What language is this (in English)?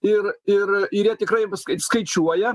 Lithuanian